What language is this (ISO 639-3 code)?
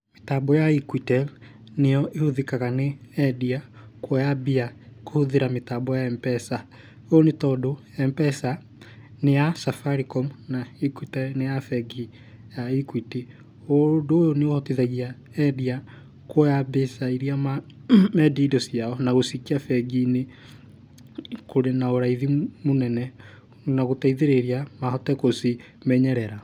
kik